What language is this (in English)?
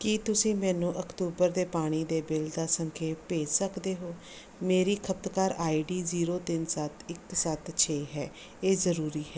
Punjabi